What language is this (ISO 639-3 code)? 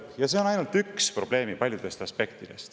est